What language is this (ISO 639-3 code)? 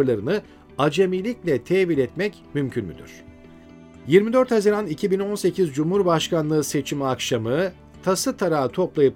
tur